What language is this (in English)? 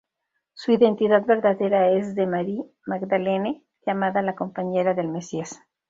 Spanish